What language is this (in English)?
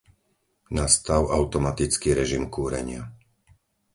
Slovak